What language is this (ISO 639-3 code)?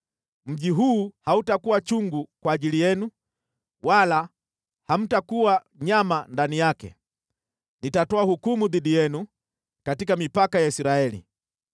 swa